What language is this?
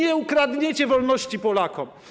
Polish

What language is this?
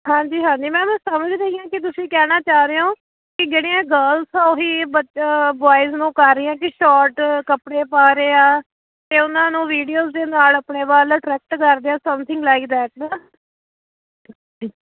Punjabi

